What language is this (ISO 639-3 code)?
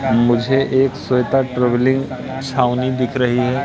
hin